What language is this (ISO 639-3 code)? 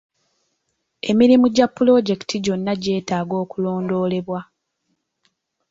lug